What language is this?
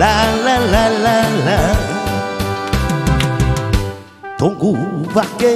Korean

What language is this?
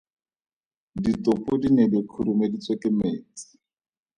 Tswana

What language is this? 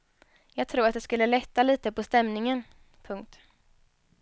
Swedish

